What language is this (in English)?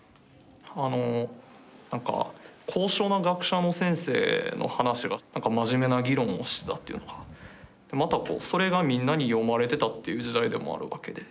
Japanese